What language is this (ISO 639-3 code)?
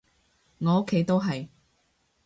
yue